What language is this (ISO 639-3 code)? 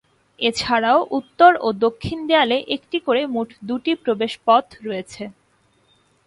ben